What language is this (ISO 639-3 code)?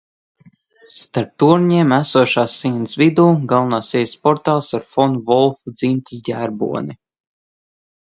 lav